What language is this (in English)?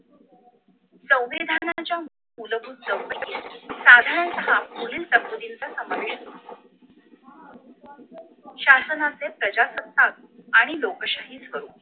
Marathi